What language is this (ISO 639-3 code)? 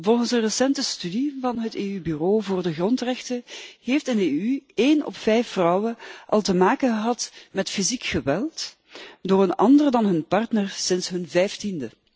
nld